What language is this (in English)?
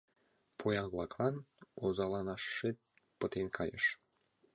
Mari